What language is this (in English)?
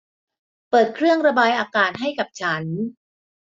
Thai